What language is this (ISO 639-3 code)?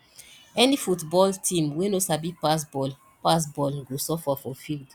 pcm